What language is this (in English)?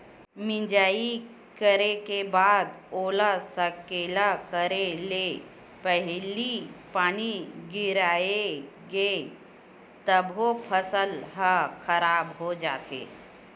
Chhattisgarhi